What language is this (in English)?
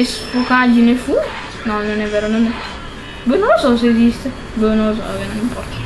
Italian